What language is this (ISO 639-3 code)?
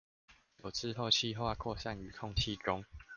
zho